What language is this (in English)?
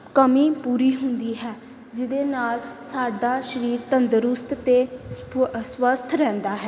Punjabi